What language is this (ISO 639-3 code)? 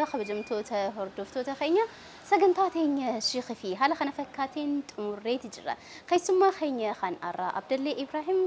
ara